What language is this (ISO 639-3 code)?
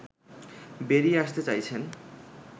ben